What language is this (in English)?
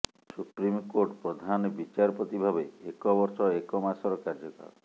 Odia